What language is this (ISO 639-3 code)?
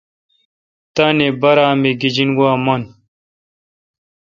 xka